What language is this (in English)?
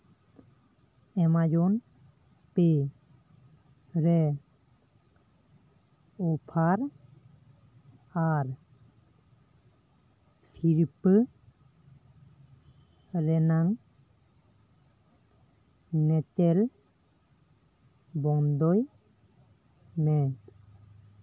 Santali